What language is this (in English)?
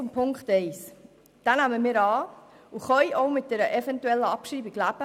Swiss German